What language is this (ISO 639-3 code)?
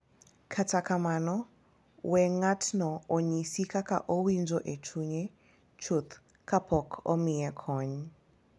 luo